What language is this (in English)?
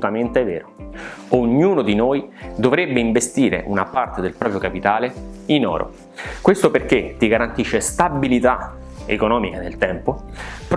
Italian